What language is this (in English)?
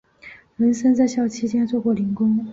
Chinese